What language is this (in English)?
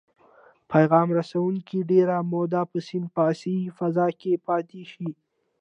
Pashto